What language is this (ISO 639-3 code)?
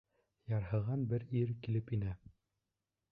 bak